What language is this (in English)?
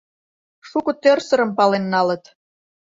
Mari